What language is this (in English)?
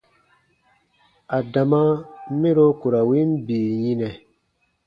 Baatonum